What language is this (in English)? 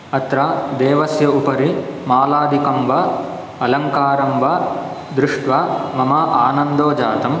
Sanskrit